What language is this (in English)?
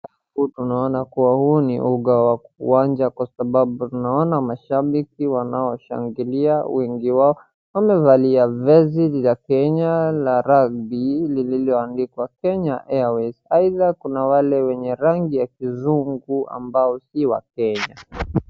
Swahili